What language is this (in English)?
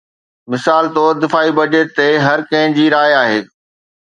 Sindhi